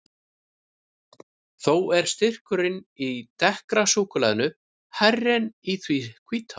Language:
Icelandic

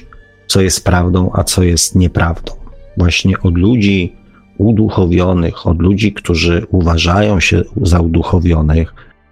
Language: Polish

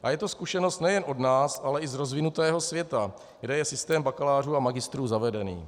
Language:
Czech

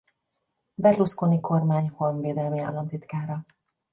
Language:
Hungarian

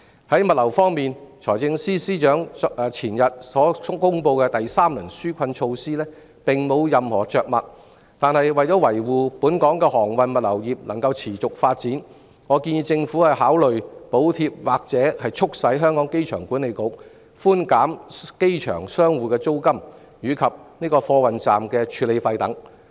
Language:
Cantonese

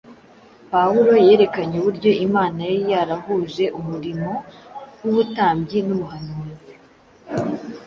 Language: Kinyarwanda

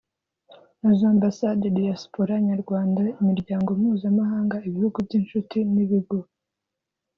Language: Kinyarwanda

